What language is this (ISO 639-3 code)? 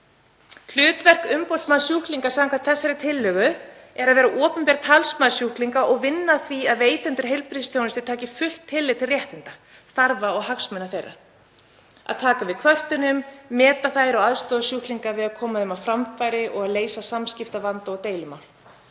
isl